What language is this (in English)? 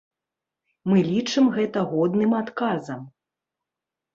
Belarusian